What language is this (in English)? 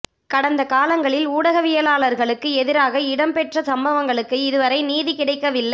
Tamil